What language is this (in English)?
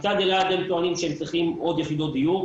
Hebrew